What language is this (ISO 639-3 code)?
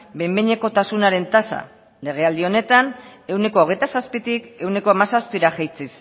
eus